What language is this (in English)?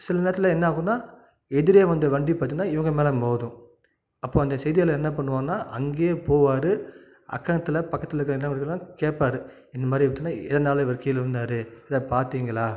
Tamil